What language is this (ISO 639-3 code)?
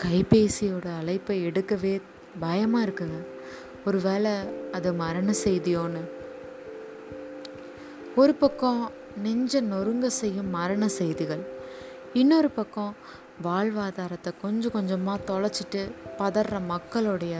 tam